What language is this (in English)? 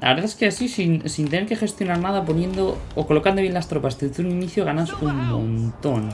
Spanish